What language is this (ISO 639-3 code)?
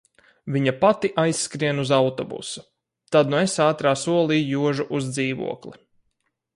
lav